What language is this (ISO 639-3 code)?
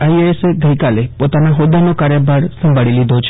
guj